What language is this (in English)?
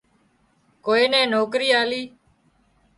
Wadiyara Koli